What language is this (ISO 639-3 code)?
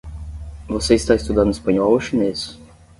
por